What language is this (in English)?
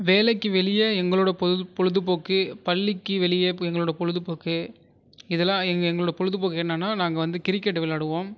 Tamil